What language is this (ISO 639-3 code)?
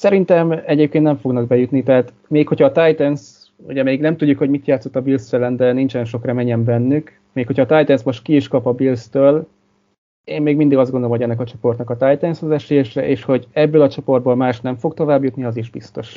hun